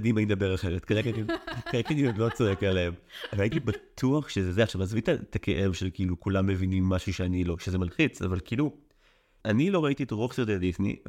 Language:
Hebrew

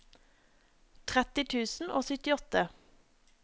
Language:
Norwegian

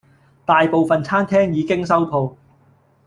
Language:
Cantonese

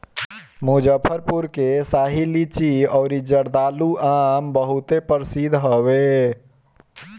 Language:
Bhojpuri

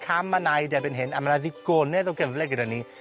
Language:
Welsh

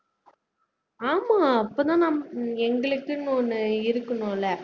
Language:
Tamil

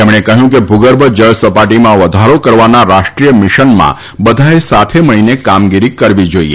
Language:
Gujarati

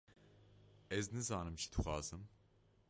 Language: Kurdish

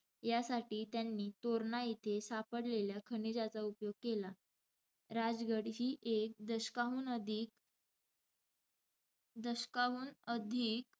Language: Marathi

